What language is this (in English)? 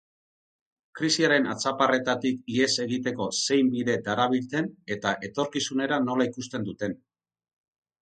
Basque